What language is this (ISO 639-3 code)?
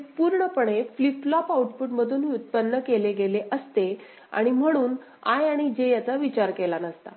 mar